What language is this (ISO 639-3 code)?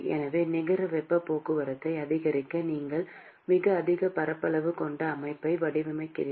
tam